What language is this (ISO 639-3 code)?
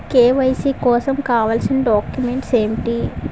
tel